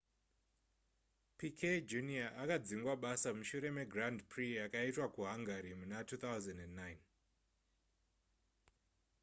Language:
Shona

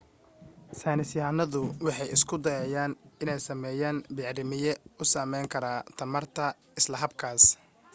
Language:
Somali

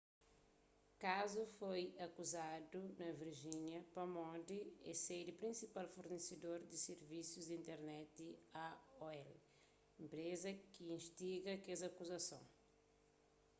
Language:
Kabuverdianu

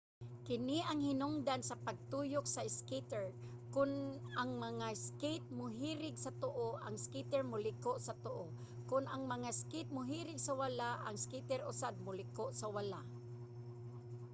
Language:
Cebuano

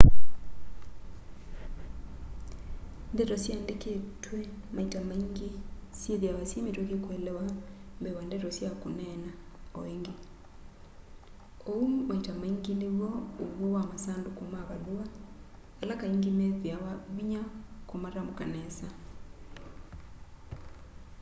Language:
Kamba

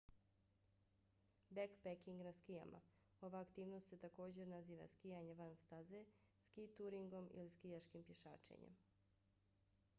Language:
Bosnian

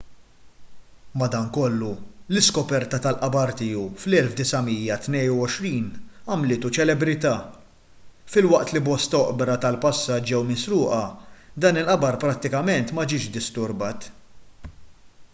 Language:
Maltese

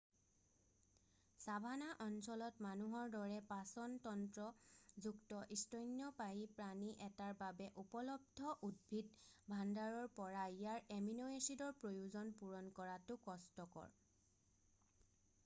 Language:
Assamese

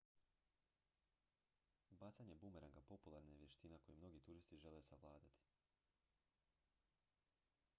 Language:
Croatian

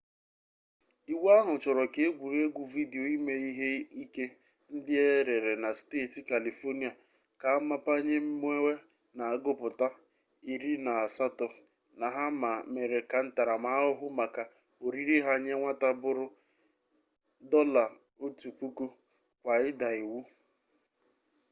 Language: Igbo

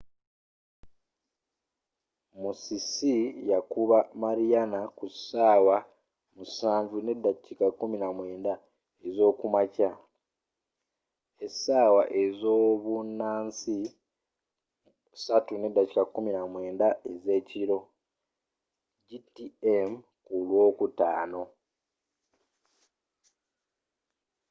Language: Ganda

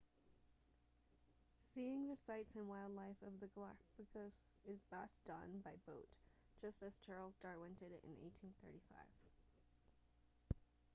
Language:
English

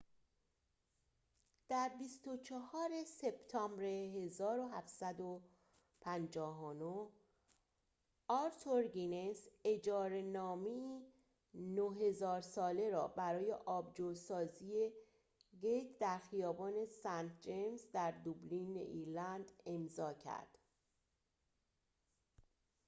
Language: Persian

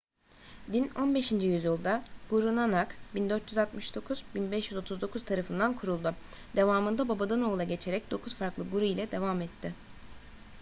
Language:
Turkish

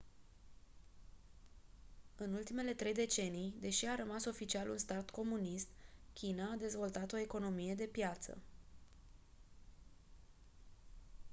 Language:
Romanian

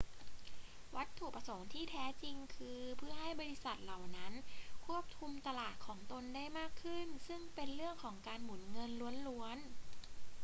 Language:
Thai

